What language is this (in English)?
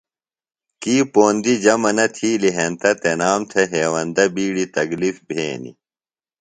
Phalura